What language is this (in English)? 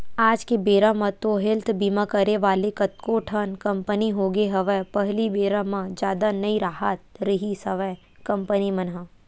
Chhattisgarhi